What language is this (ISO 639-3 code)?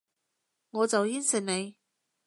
yue